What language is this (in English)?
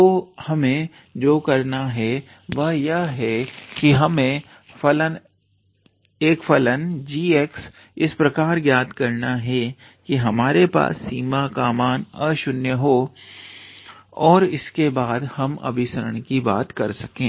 Hindi